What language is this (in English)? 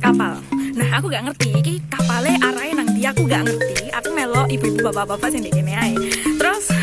Indonesian